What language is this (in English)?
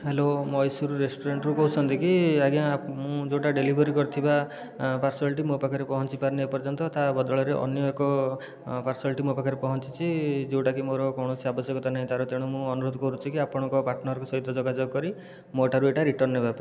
Odia